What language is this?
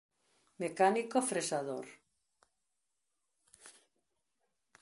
Galician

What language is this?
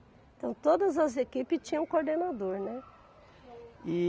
Portuguese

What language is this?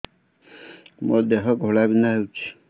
Odia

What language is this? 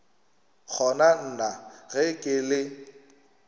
Northern Sotho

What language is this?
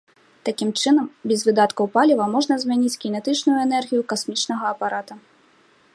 Belarusian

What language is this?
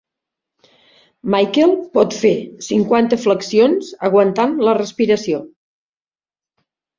Catalan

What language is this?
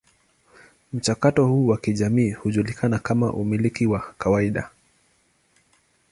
Swahili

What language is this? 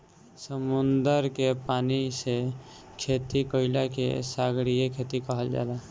Bhojpuri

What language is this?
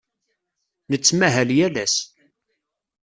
Kabyle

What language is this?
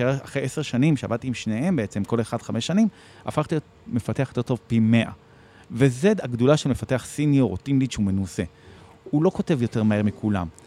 Hebrew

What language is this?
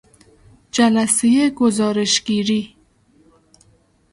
Persian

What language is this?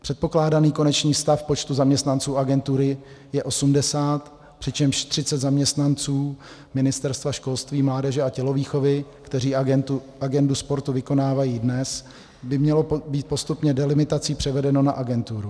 Czech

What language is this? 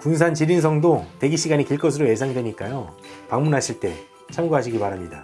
Korean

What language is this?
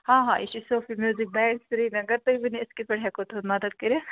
Kashmiri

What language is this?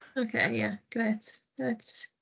Welsh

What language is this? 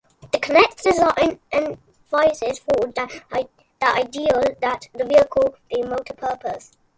English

